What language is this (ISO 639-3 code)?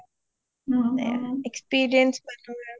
asm